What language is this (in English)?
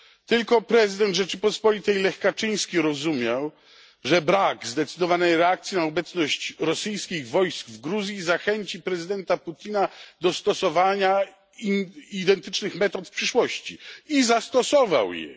Polish